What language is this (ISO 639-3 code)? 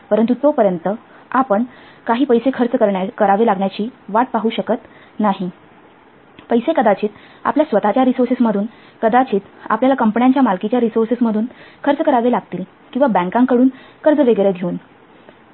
mar